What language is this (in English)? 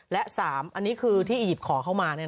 Thai